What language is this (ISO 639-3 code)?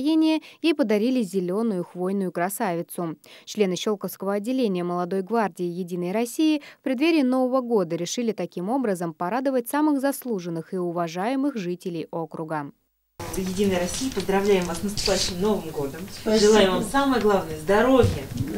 rus